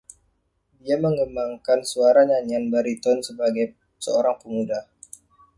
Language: Indonesian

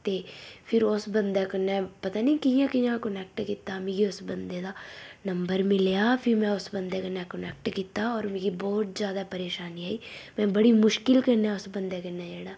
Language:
Dogri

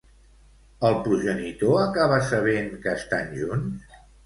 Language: Catalan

